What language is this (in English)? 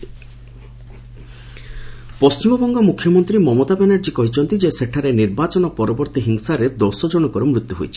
Odia